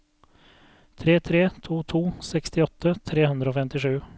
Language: Norwegian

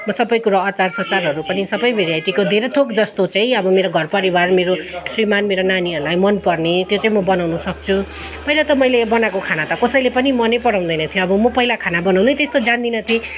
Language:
Nepali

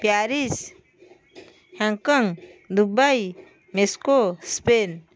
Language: Odia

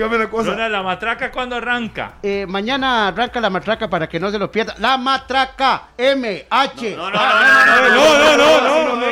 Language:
Spanish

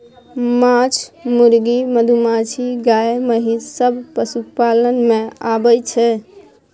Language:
Maithili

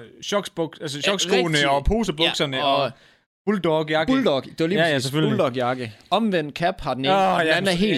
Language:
Danish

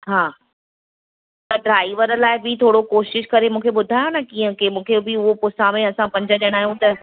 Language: Sindhi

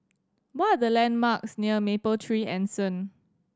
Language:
English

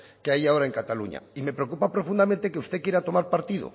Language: Spanish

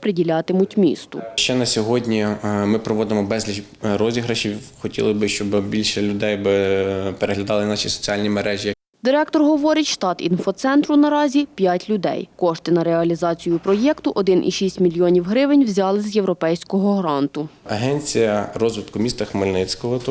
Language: Ukrainian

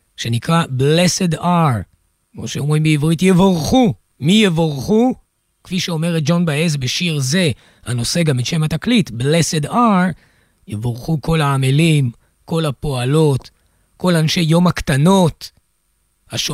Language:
Hebrew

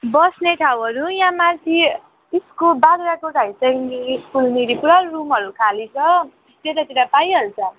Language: Nepali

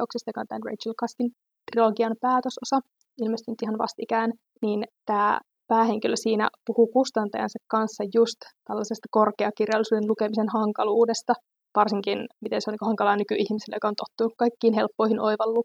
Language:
Finnish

